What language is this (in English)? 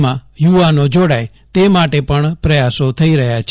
Gujarati